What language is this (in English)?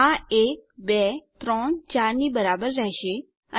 Gujarati